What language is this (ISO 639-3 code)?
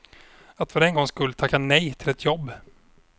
swe